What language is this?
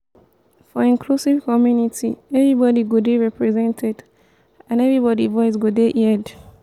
Nigerian Pidgin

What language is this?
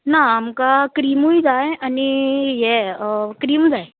Konkani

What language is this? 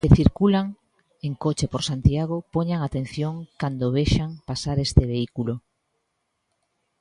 Galician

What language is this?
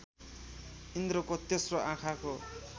Nepali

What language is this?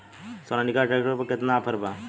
Bhojpuri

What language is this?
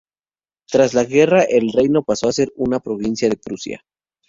Spanish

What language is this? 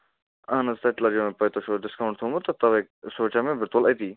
Kashmiri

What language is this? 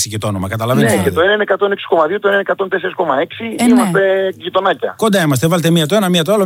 Greek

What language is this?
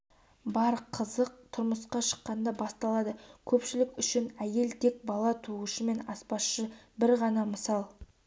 Kazakh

